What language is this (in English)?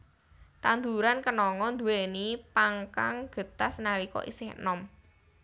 Javanese